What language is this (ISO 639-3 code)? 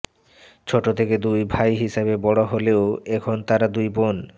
ben